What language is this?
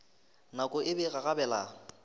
Northern Sotho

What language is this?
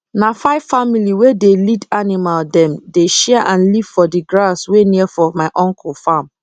Nigerian Pidgin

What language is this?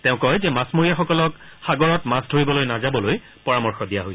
Assamese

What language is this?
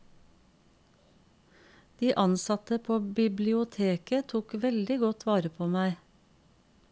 Norwegian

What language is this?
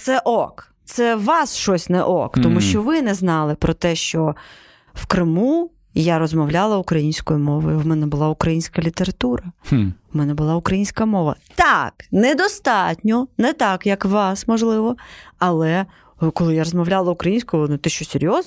Ukrainian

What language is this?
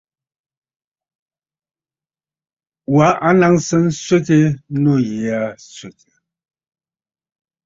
Bafut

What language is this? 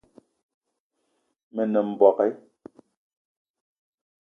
Eton (Cameroon)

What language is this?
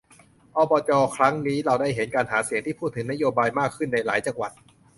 Thai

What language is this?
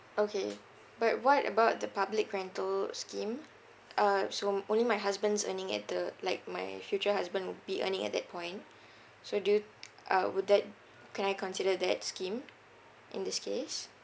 English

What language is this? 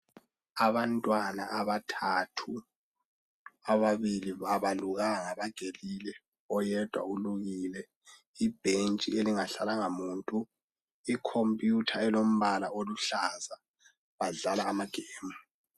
North Ndebele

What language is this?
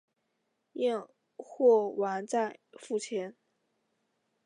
Chinese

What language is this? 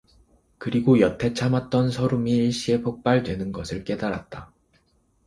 Korean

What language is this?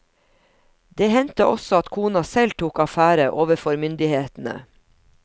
Norwegian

